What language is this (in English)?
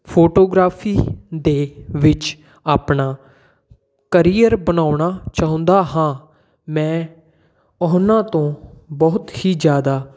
Punjabi